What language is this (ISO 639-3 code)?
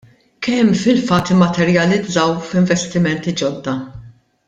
mlt